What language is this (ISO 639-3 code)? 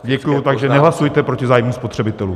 ces